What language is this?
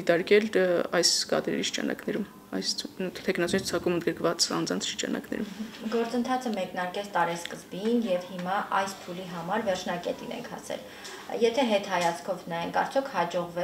Romanian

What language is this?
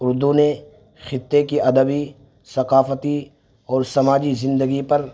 Urdu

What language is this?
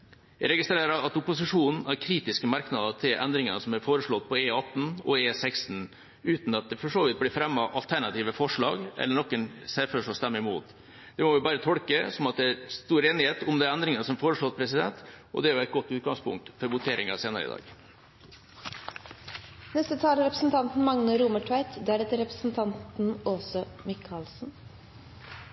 Norwegian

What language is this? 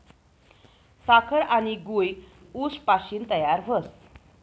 Marathi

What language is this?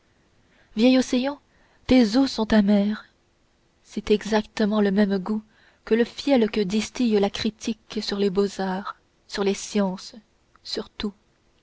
French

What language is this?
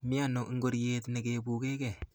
Kalenjin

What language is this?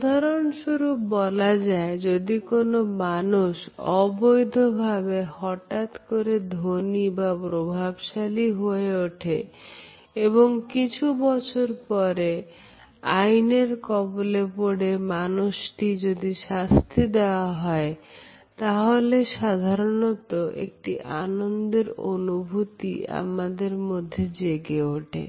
Bangla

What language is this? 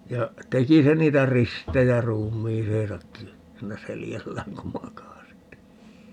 Finnish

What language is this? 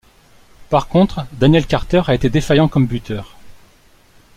French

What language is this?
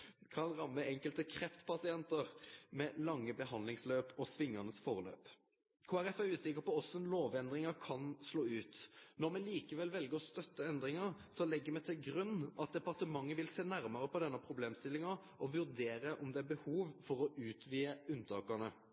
Norwegian Nynorsk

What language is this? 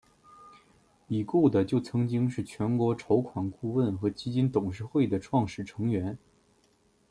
Chinese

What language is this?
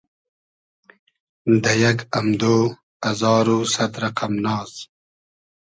Hazaragi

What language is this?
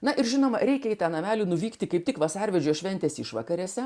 Lithuanian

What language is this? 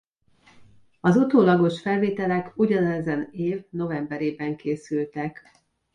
Hungarian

